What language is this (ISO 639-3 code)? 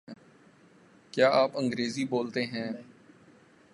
urd